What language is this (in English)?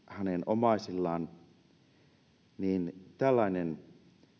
Finnish